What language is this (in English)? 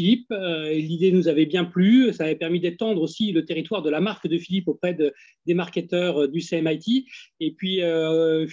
French